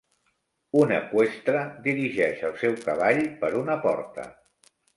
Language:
Catalan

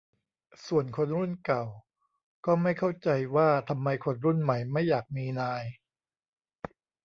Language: Thai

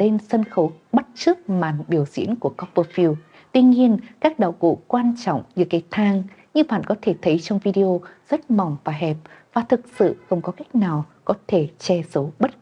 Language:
Vietnamese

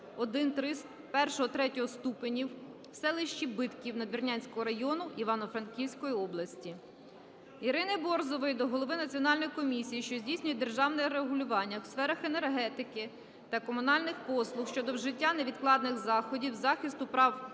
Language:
Ukrainian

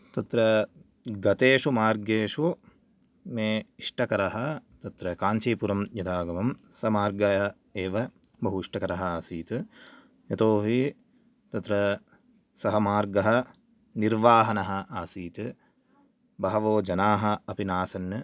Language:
Sanskrit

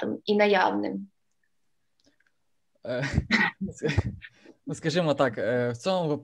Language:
Ukrainian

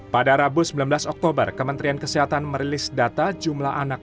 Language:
Indonesian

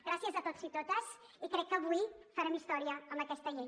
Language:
Catalan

